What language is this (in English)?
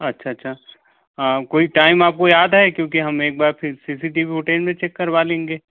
Hindi